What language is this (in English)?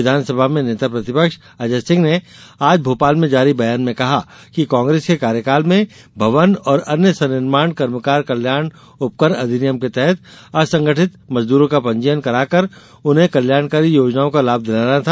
Hindi